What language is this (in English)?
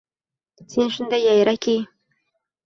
Uzbek